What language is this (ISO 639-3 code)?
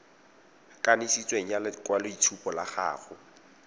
tsn